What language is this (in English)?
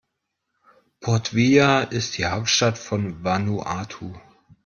German